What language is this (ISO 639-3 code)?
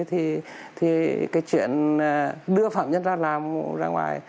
vie